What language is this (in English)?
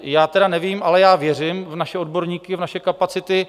Czech